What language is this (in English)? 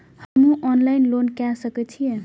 Maithili